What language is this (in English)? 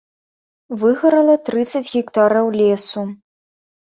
Belarusian